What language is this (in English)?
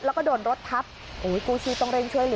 Thai